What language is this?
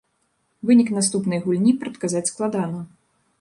Belarusian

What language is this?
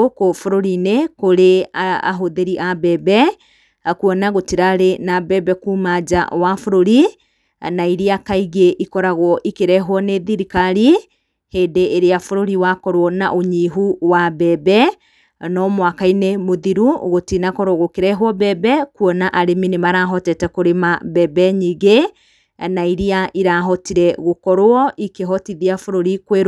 Kikuyu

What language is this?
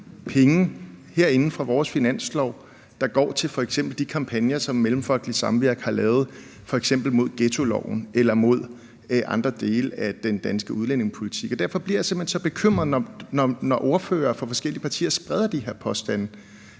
Danish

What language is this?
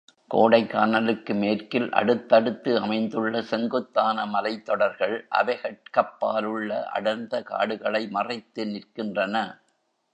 Tamil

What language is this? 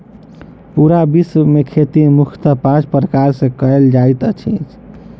Maithili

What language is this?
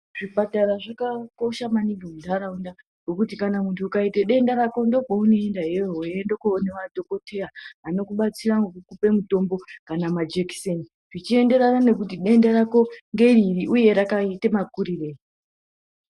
Ndau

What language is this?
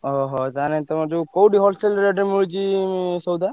Odia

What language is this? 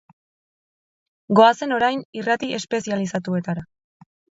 Basque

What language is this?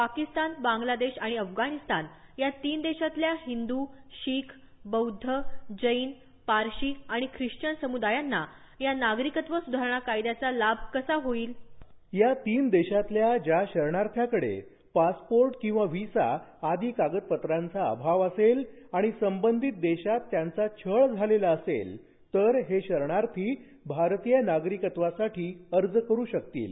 Marathi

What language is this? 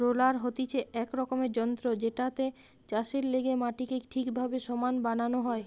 Bangla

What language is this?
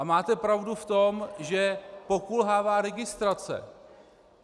Czech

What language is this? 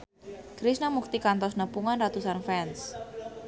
Sundanese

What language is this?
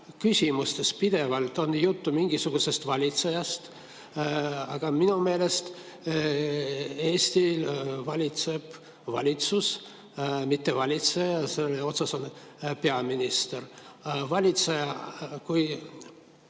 Estonian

